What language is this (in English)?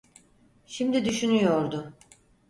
Turkish